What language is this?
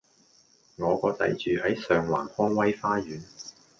Cantonese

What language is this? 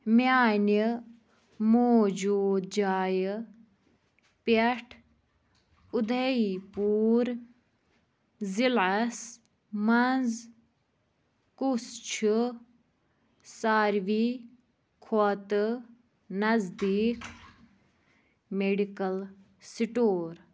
Kashmiri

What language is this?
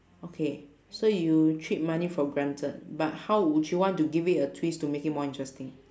English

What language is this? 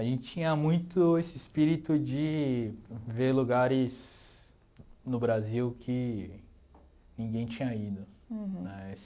Portuguese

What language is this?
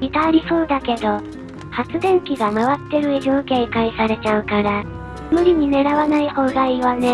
Japanese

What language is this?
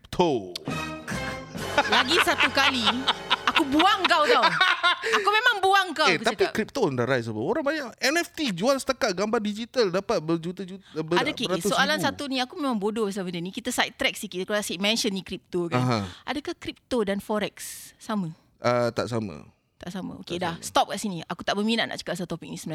Malay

